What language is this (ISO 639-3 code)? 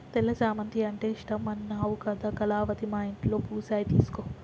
tel